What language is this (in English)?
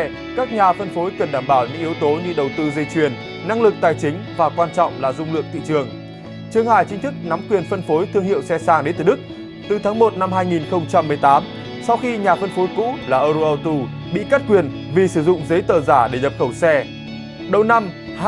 Vietnamese